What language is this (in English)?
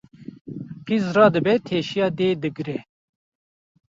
Kurdish